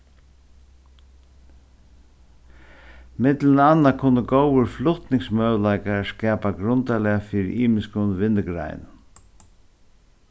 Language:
Faroese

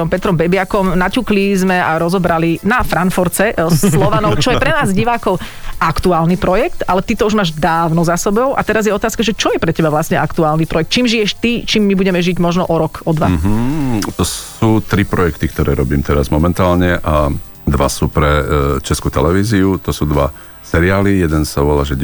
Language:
Slovak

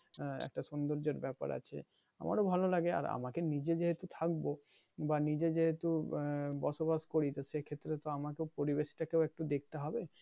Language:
Bangla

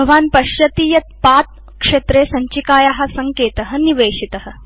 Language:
Sanskrit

